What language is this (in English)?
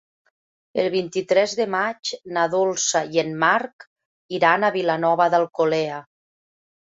Catalan